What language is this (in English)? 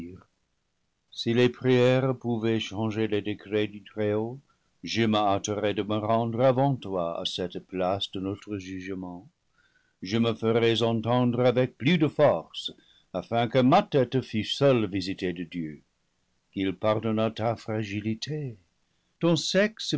French